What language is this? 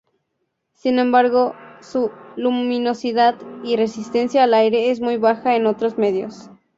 Spanish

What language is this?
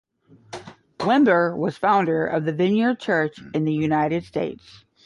English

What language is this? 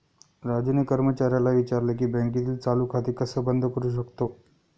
Marathi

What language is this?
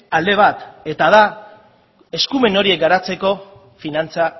Basque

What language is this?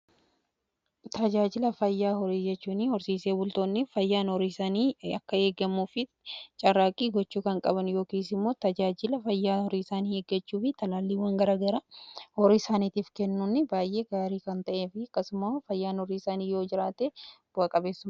Oromo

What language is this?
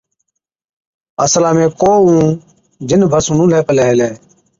Od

